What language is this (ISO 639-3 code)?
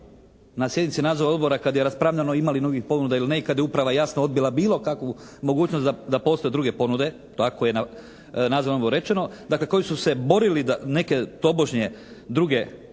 hrv